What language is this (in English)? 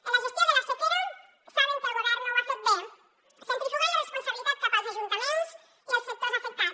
Catalan